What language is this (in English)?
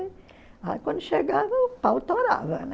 Portuguese